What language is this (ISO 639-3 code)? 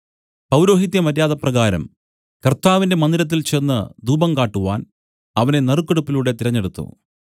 mal